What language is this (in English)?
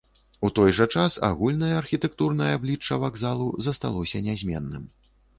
Belarusian